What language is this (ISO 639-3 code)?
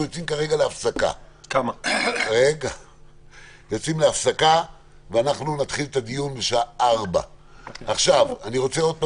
heb